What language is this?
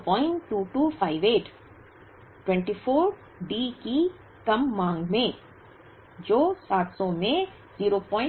Hindi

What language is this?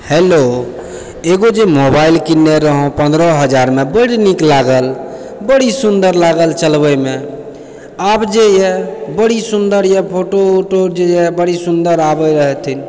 Maithili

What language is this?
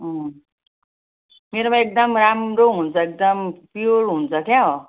Nepali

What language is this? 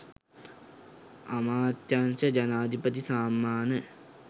Sinhala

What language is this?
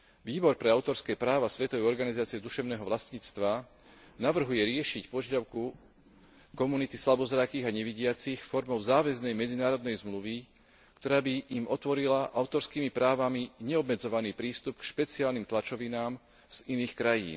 Slovak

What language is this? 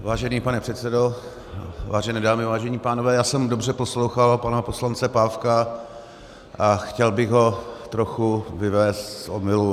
Czech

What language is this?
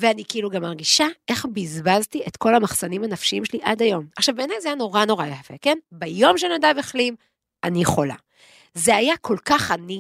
Hebrew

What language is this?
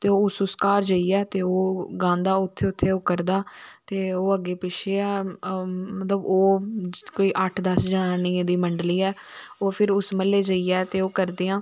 Dogri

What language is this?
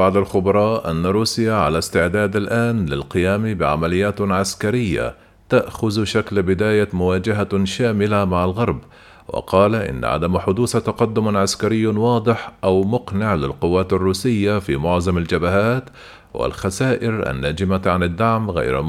Arabic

